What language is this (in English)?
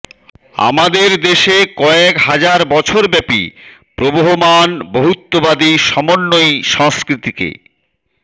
Bangla